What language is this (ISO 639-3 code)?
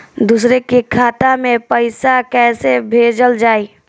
bho